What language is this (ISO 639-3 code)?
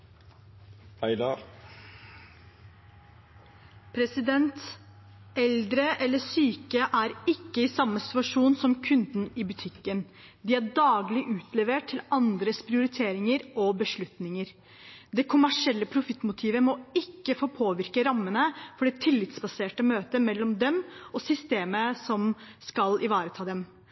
nor